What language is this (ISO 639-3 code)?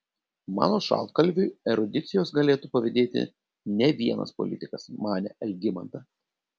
lit